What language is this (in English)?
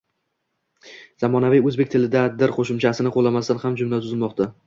Uzbek